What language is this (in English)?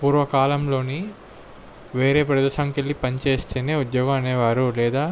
Telugu